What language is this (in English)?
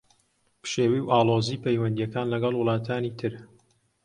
Central Kurdish